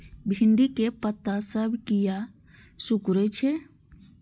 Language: Maithili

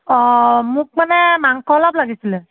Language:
Assamese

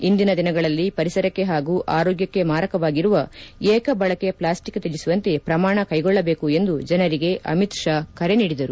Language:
Kannada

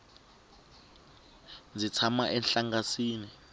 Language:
Tsonga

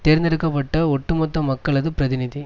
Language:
Tamil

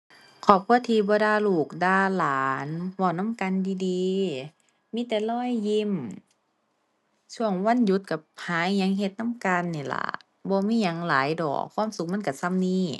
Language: Thai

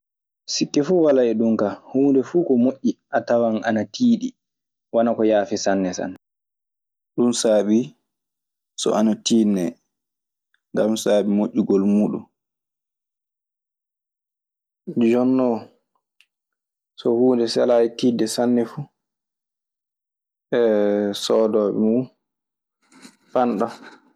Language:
Maasina Fulfulde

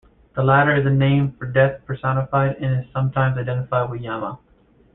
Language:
English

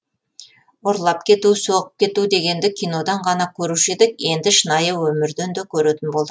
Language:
Kazakh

